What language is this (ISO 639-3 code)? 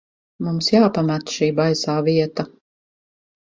lav